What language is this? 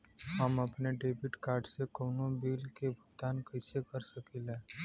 Bhojpuri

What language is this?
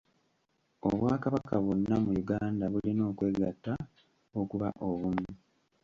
Ganda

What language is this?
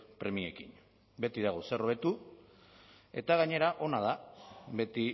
Basque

